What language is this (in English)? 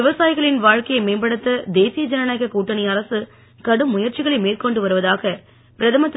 Tamil